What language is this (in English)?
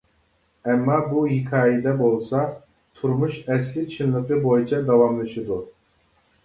Uyghur